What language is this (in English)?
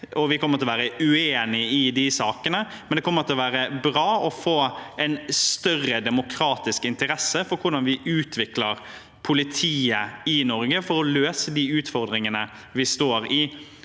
Norwegian